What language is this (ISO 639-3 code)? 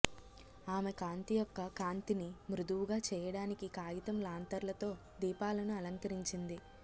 tel